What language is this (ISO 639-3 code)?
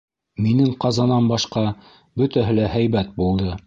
bak